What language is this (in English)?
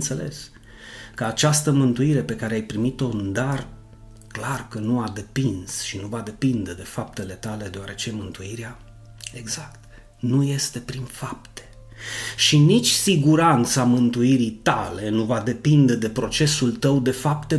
Romanian